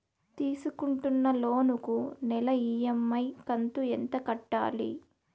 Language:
Telugu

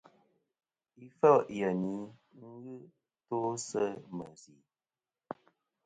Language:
Kom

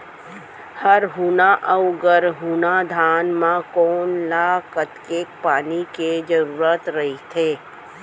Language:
Chhattisgarhi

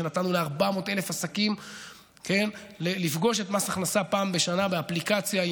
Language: Hebrew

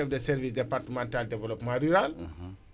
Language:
Wolof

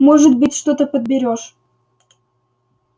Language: Russian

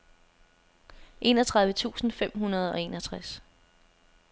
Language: Danish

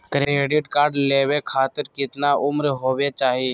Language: Magahi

